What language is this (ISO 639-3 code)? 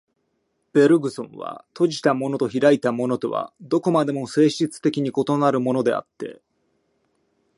jpn